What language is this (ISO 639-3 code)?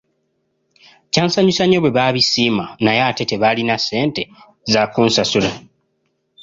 lug